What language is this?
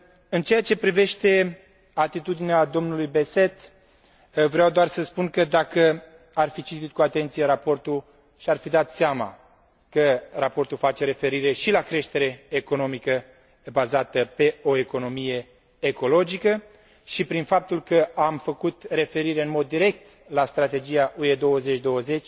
Romanian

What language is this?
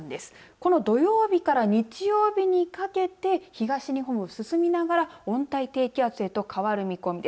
Japanese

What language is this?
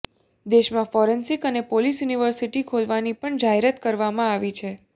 Gujarati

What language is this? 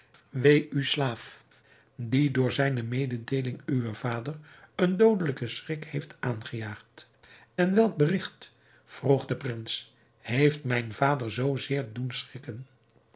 Dutch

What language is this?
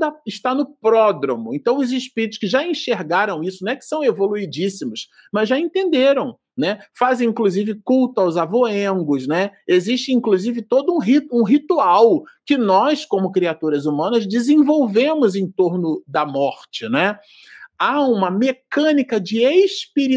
Portuguese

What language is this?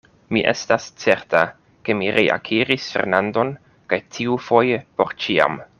Esperanto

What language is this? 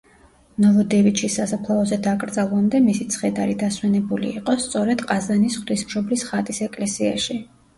Georgian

